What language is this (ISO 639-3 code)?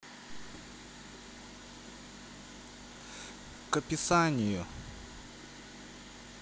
rus